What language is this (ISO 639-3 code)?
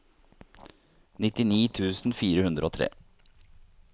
nor